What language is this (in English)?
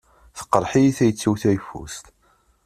Kabyle